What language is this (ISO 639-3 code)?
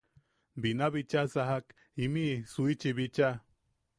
yaq